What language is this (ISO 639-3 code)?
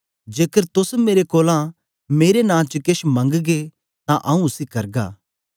doi